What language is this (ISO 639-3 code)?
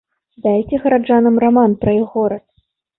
bel